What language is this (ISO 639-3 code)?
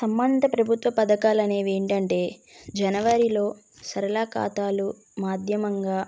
tel